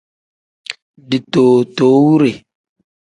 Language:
Tem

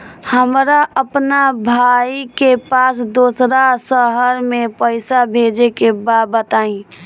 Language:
Bhojpuri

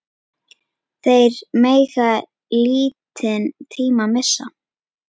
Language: Icelandic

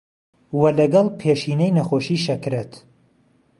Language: Central Kurdish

